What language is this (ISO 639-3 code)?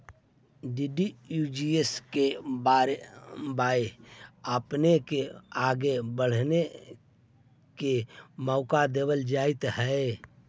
mag